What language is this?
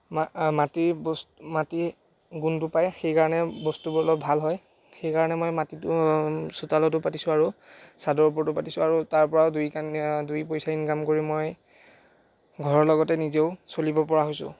Assamese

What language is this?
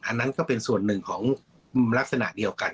Thai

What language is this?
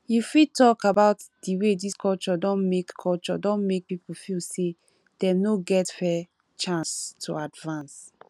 Nigerian Pidgin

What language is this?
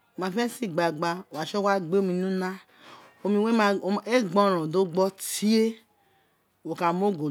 Isekiri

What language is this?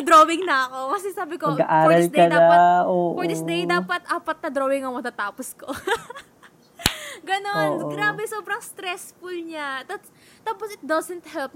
Filipino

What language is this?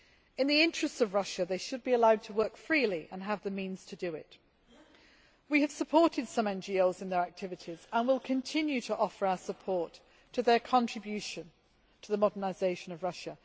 English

